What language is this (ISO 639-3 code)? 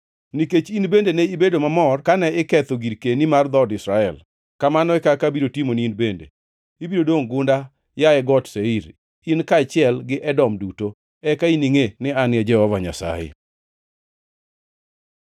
luo